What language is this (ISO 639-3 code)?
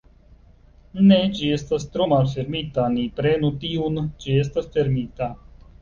epo